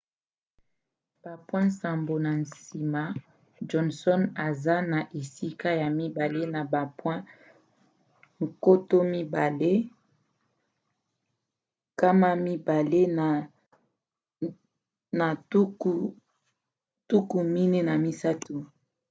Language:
Lingala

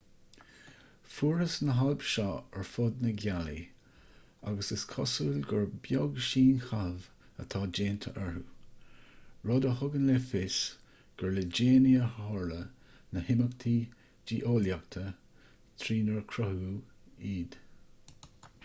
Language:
Irish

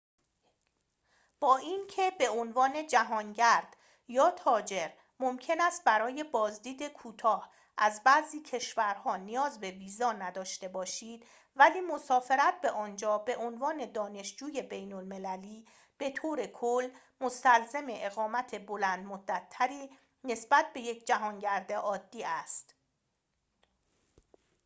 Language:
Persian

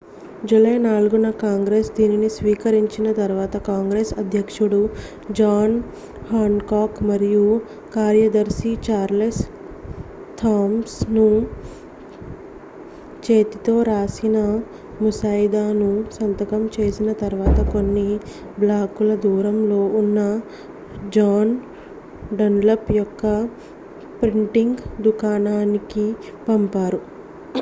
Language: Telugu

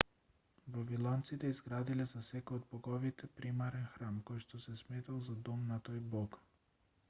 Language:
Macedonian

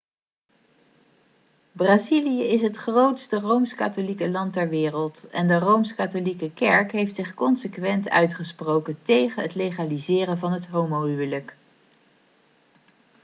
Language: Dutch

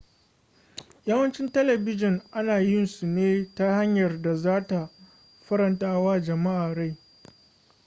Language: Hausa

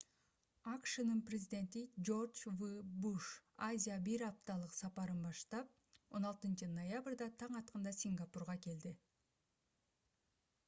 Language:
Kyrgyz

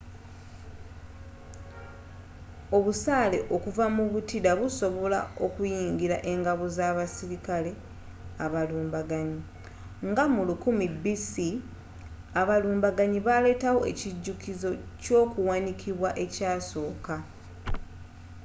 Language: Ganda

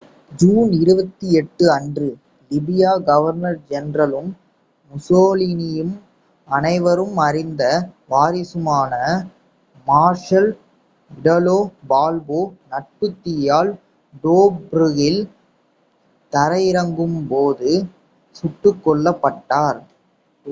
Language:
Tamil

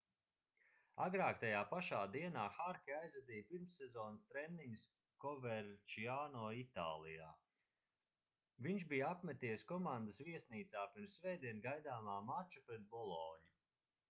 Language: Latvian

